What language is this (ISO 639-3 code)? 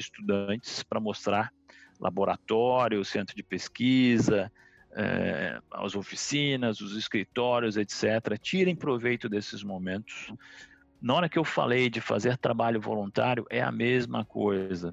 por